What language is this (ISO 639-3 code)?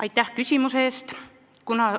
est